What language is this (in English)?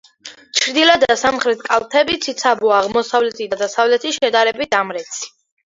Georgian